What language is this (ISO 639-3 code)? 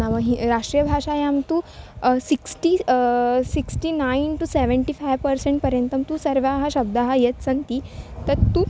san